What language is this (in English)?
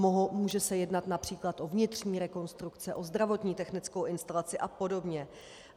Czech